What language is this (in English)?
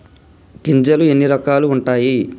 Telugu